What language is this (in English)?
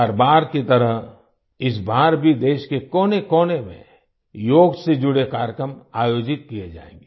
Hindi